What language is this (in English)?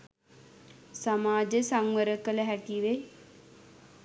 Sinhala